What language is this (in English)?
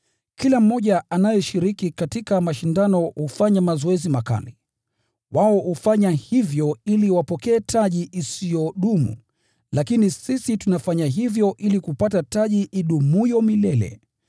Swahili